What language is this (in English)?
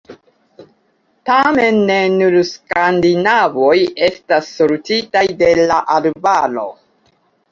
Esperanto